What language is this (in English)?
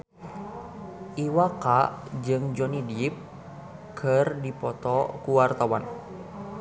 Sundanese